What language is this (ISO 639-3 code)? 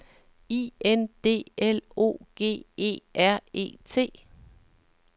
dan